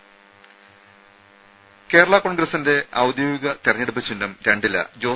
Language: Malayalam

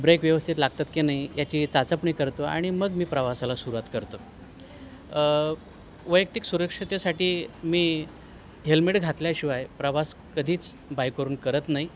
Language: Marathi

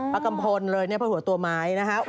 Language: Thai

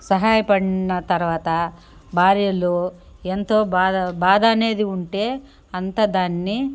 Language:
Telugu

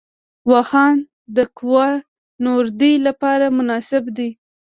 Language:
Pashto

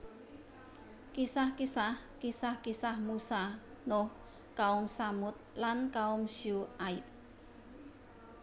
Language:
Javanese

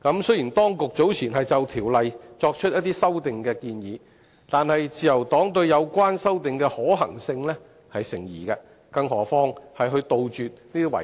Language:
Cantonese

